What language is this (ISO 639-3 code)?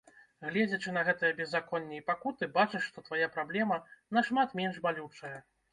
bel